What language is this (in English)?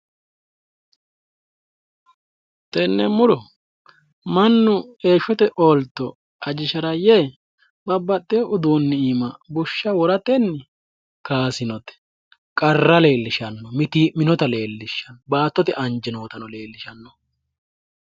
Sidamo